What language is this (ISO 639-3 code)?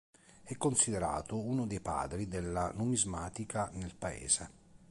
ita